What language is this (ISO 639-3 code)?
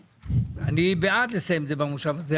heb